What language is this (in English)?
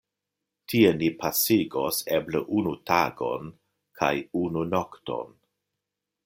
Esperanto